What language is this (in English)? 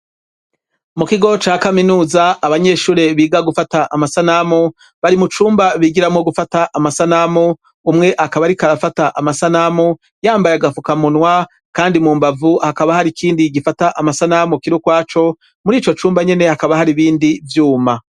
Rundi